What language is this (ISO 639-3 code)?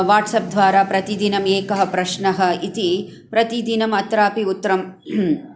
san